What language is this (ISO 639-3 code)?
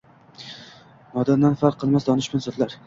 uzb